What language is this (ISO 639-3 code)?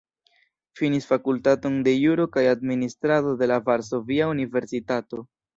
epo